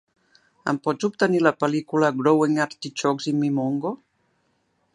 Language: Catalan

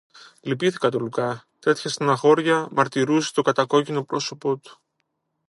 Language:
Greek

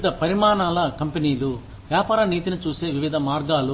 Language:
Telugu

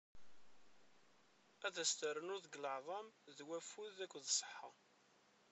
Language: Kabyle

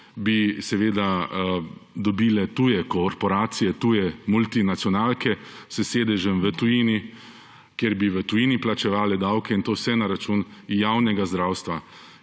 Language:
Slovenian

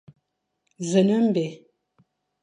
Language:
Fang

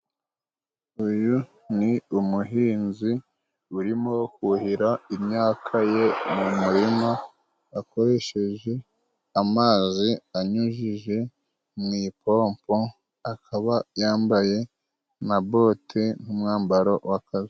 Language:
Kinyarwanda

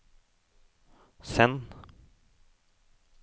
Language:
Norwegian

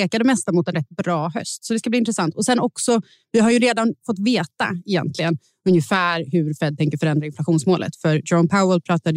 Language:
Swedish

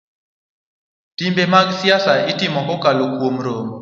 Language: Luo (Kenya and Tanzania)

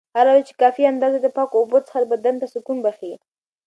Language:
Pashto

